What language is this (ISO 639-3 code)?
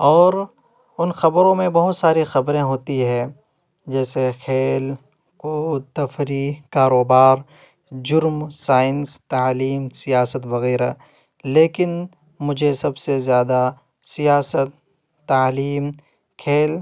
urd